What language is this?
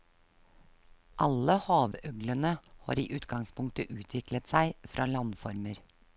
Norwegian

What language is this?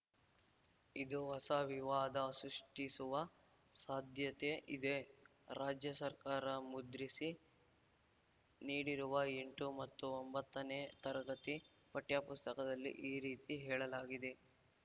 Kannada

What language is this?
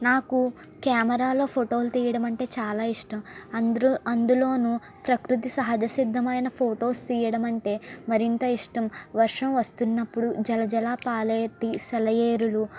Telugu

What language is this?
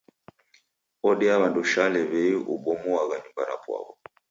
Taita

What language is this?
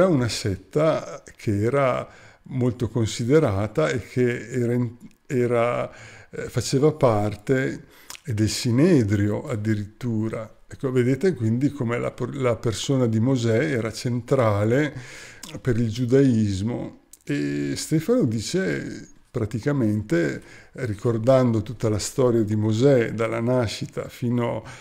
Italian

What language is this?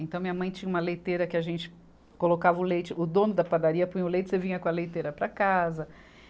Portuguese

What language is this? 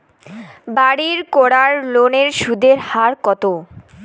Bangla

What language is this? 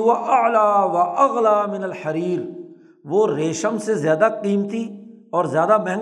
Urdu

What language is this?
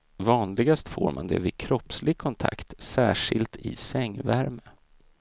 Swedish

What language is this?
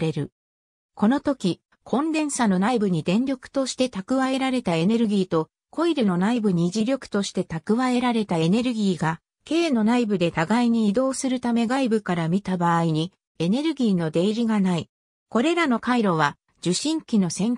Japanese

